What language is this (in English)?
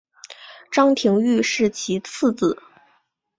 Chinese